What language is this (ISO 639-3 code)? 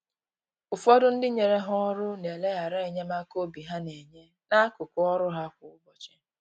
ibo